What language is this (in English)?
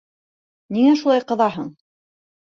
Bashkir